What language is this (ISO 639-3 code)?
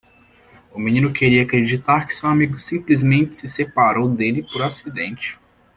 por